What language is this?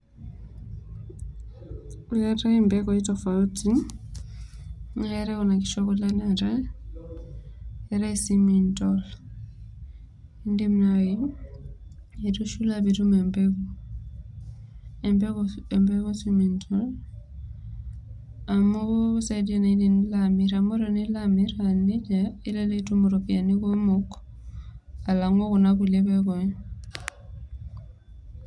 Masai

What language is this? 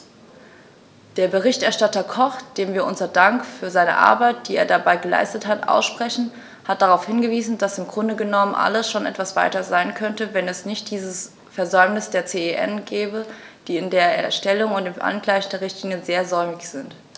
German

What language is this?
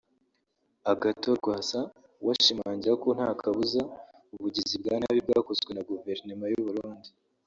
Kinyarwanda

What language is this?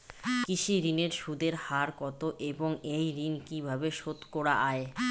Bangla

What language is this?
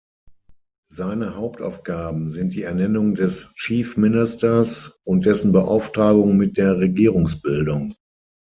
German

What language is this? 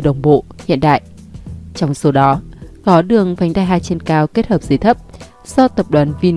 Vietnamese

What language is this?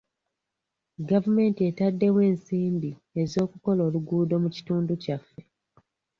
Ganda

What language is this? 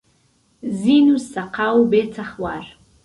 Central Kurdish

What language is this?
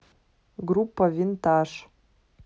Russian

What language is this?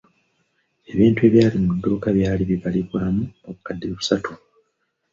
Ganda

